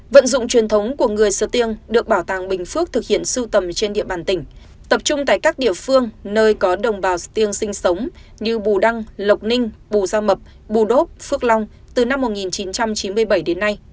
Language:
Vietnamese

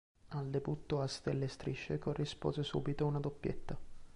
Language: Italian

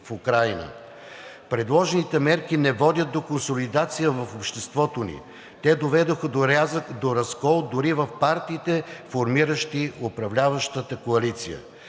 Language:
Bulgarian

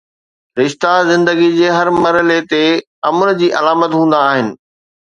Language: Sindhi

